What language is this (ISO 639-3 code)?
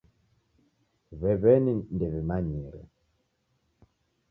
dav